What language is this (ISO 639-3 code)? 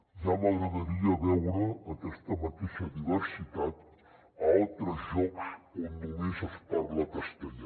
cat